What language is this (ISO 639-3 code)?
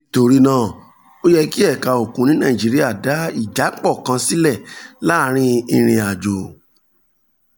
yor